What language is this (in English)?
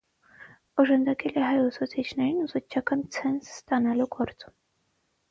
Armenian